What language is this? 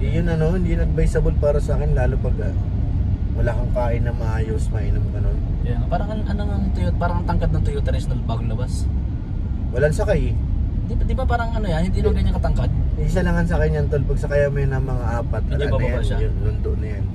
Filipino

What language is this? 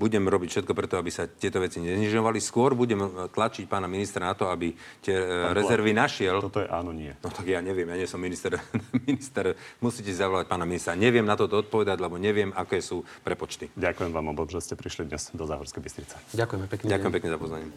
Slovak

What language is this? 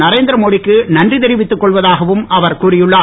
Tamil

